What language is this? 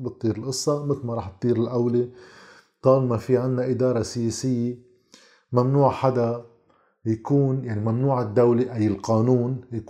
Arabic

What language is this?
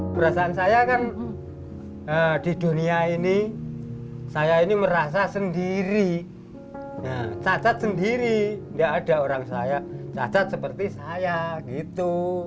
Indonesian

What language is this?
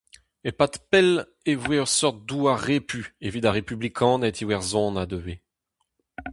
Breton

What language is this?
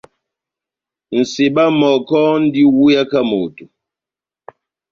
Batanga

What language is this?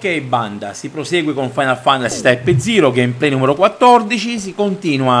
Italian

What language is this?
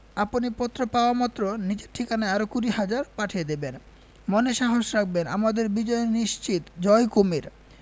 Bangla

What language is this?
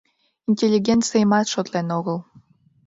Mari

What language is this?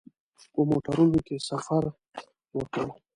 Pashto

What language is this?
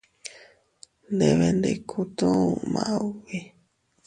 Teutila Cuicatec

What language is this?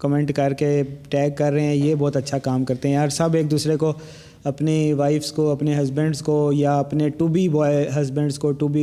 Urdu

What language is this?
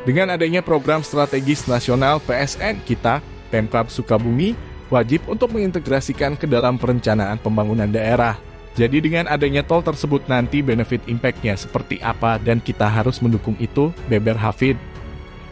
Indonesian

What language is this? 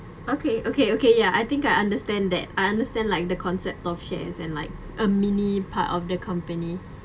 English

